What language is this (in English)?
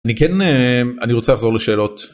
Hebrew